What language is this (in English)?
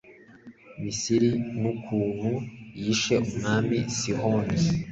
Kinyarwanda